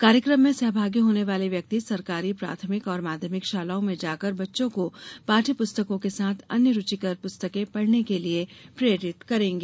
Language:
Hindi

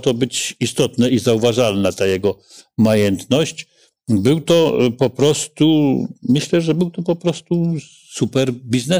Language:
Polish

